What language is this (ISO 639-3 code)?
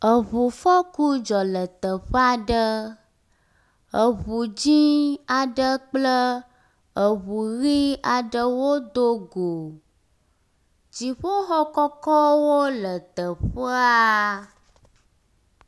ewe